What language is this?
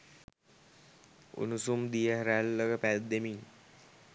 Sinhala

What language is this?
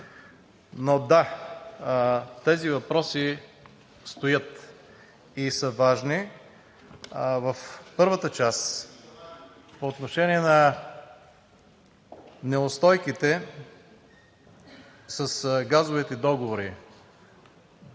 Bulgarian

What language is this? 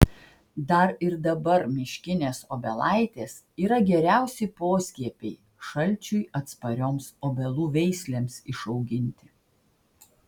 Lithuanian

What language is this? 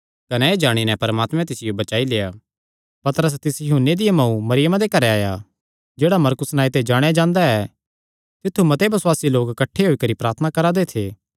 Kangri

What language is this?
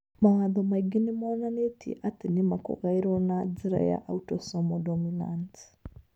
Kikuyu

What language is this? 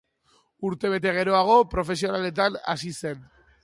Basque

